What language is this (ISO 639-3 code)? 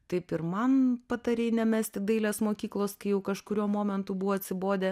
lit